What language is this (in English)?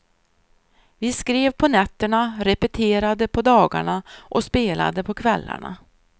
Swedish